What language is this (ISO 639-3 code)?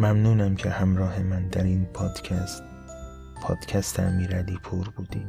fas